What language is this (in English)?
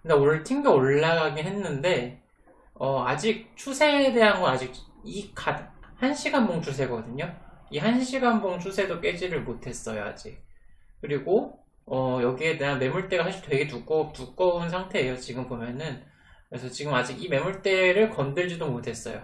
Korean